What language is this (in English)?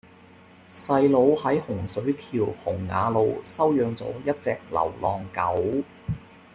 Cantonese